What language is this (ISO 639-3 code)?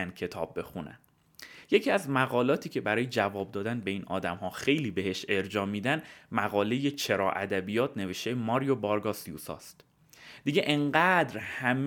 fas